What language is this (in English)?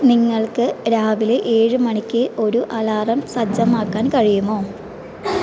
Malayalam